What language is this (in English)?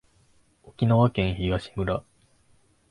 Japanese